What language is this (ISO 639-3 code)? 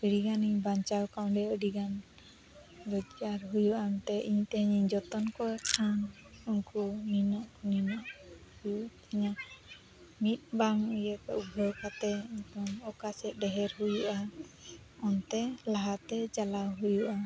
sat